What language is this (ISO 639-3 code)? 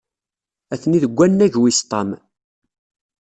kab